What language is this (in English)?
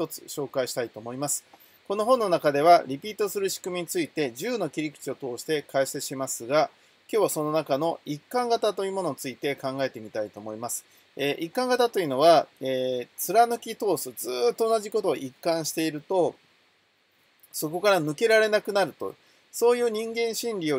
Japanese